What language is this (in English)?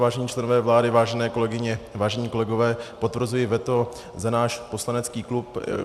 Czech